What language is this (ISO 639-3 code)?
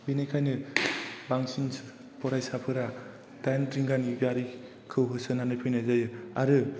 brx